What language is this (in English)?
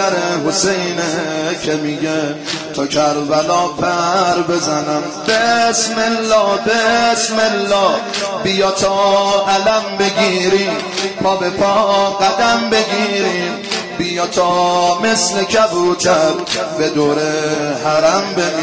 Persian